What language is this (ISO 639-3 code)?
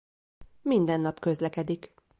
hun